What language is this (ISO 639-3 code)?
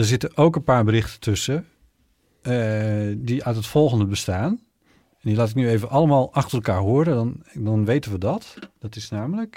nld